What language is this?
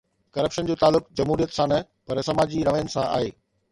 Sindhi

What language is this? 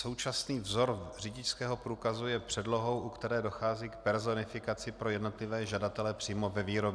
Czech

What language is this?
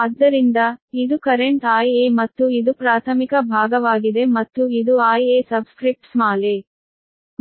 Kannada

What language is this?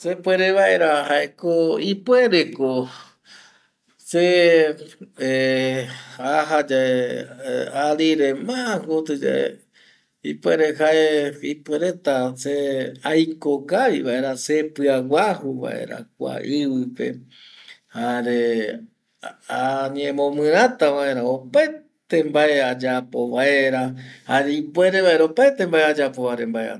Eastern Bolivian Guaraní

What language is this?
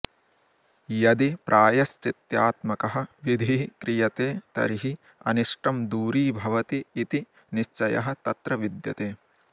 Sanskrit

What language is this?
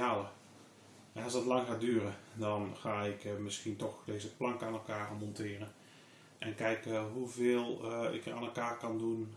Dutch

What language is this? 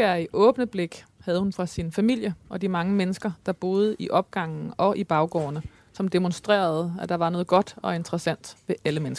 Danish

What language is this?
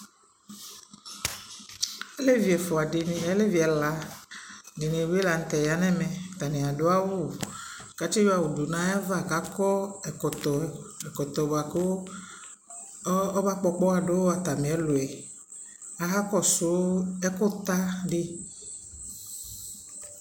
Ikposo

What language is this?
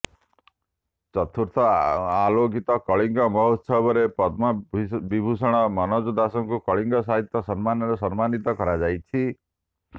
Odia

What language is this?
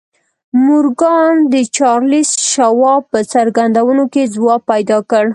Pashto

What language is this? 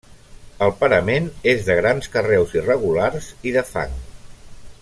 Catalan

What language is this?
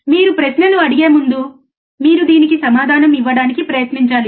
Telugu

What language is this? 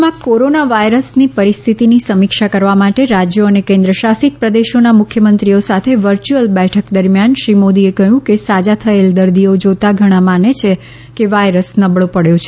Gujarati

